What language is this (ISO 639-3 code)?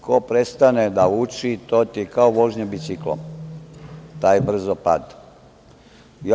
srp